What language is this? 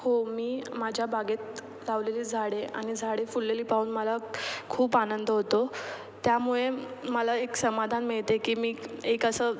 Marathi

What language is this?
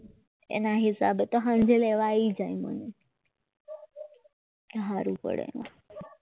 Gujarati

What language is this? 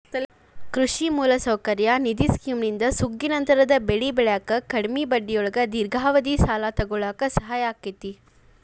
Kannada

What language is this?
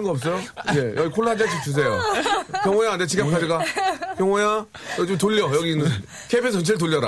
Korean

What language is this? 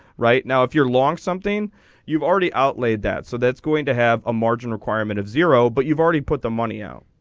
English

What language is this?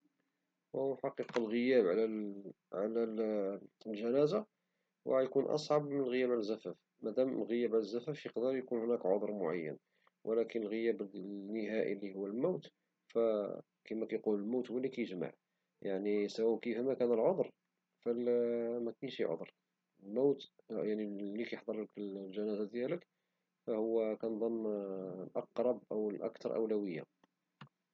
Moroccan Arabic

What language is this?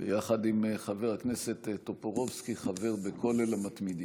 Hebrew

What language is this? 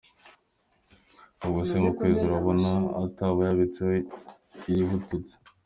Kinyarwanda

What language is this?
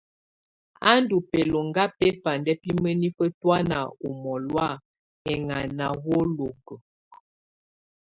Tunen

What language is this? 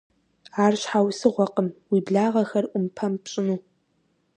Kabardian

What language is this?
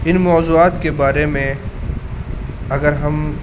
Urdu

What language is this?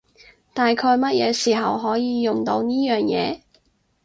Cantonese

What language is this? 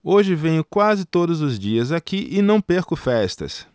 Portuguese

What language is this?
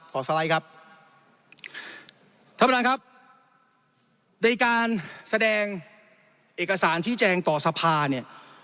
Thai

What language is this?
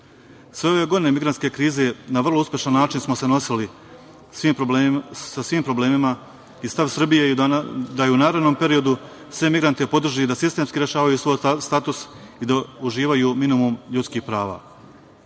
Serbian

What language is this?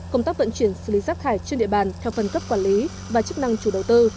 Vietnamese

